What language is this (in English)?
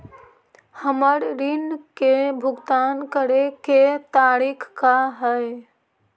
Magahi